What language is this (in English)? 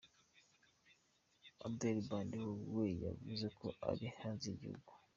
Kinyarwanda